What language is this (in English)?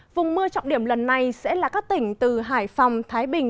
Vietnamese